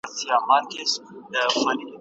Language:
Pashto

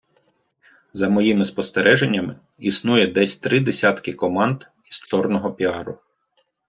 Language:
Ukrainian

